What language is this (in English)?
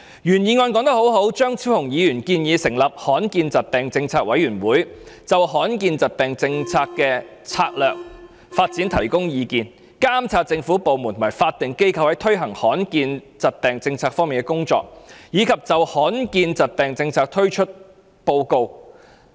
Cantonese